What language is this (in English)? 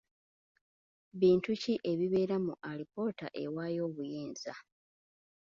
Ganda